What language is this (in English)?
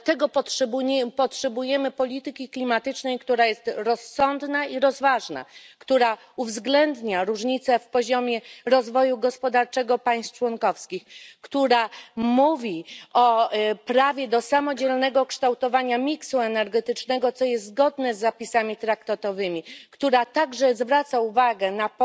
Polish